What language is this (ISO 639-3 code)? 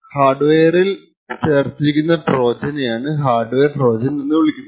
mal